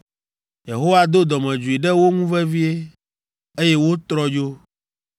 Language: Ewe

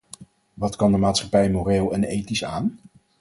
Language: Dutch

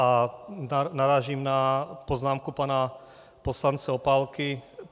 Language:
Czech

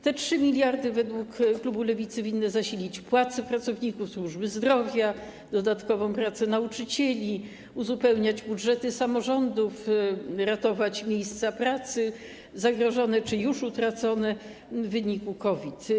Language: Polish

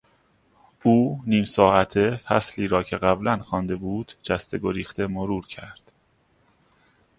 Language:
Persian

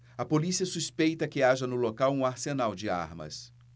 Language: Portuguese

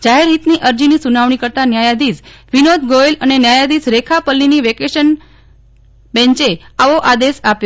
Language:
Gujarati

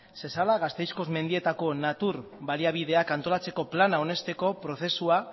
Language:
Basque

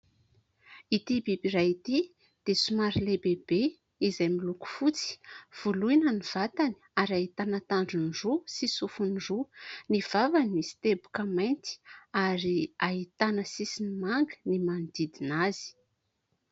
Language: Malagasy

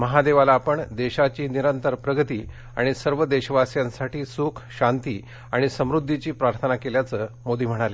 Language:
Marathi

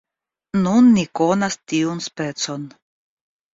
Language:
Esperanto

